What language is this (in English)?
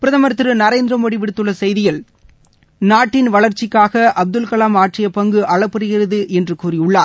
Tamil